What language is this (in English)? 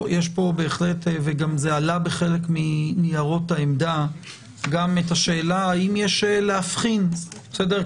Hebrew